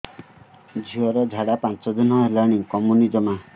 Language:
Odia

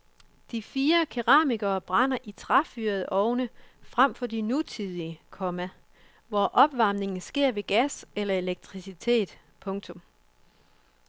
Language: Danish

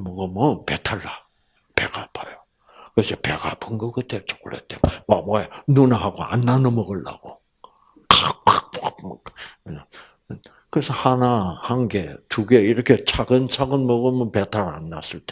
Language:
Korean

